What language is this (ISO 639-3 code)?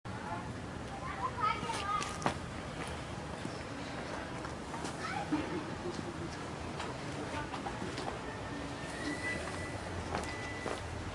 bul